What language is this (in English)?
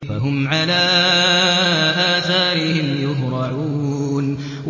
Arabic